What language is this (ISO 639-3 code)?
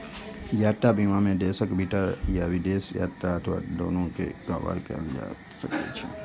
mai